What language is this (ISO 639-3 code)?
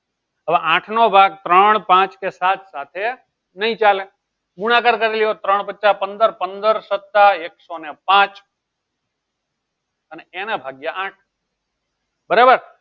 guj